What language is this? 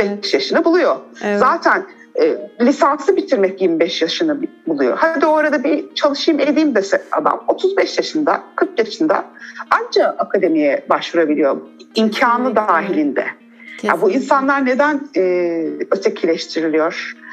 Turkish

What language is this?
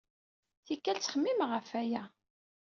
Kabyle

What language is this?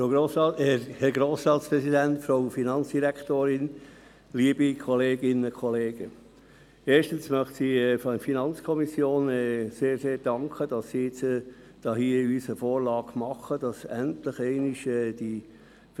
Swiss German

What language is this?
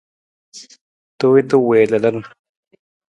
Nawdm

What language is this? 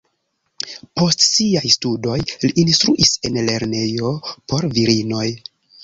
Esperanto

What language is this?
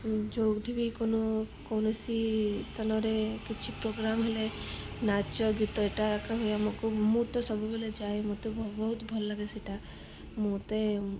Odia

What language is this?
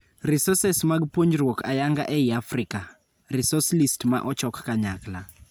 Luo (Kenya and Tanzania)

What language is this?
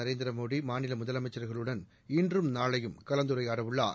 Tamil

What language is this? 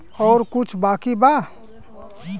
Bhojpuri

